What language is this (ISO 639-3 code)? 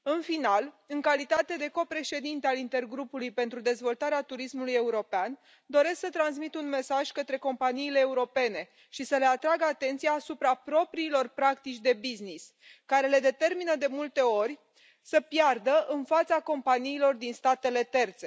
ron